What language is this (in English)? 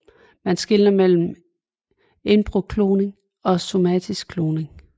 Danish